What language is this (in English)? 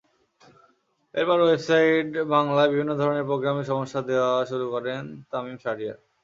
Bangla